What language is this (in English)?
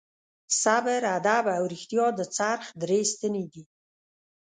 Pashto